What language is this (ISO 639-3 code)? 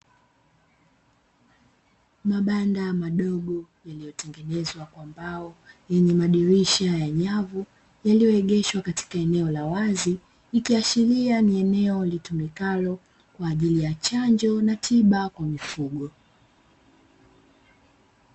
swa